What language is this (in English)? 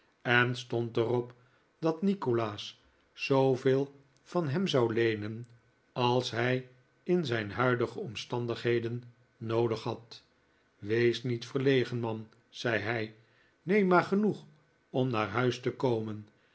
Dutch